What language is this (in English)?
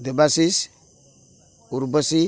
Odia